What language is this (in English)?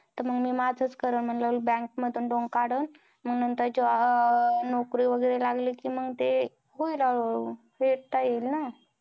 Marathi